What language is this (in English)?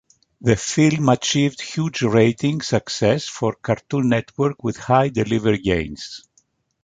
English